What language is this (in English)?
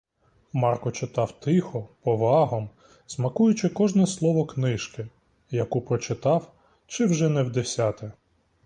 Ukrainian